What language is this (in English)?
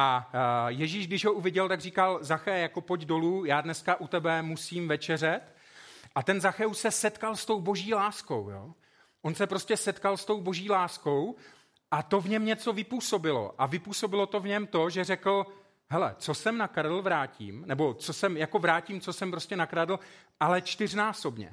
Czech